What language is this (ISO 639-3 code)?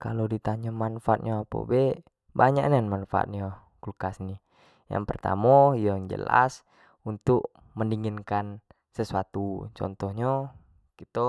jax